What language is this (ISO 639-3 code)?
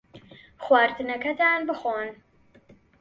ckb